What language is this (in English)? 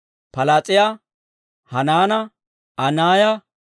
Dawro